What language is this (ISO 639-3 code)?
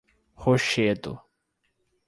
por